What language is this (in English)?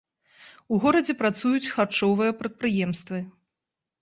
Belarusian